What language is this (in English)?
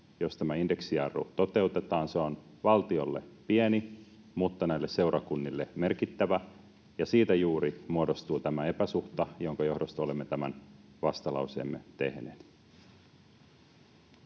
Finnish